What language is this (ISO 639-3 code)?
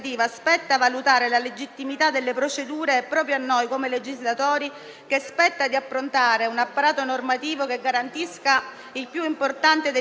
ita